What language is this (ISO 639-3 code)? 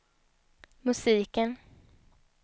swe